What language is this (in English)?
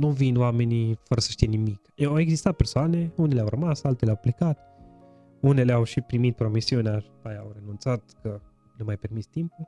Romanian